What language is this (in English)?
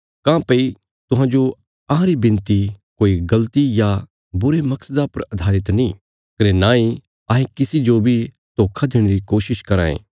Bilaspuri